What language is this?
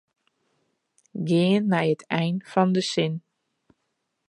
Western Frisian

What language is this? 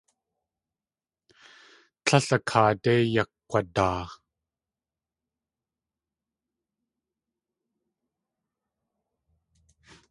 Tlingit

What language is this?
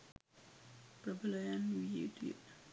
Sinhala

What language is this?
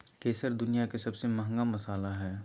Magahi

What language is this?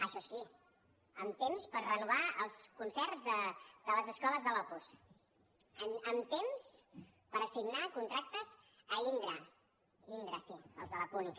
Catalan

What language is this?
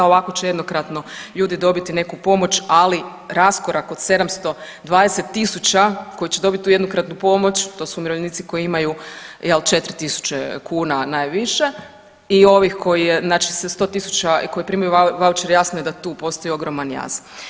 Croatian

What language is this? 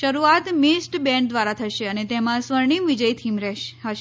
Gujarati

